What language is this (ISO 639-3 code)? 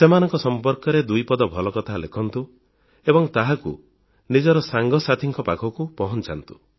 ori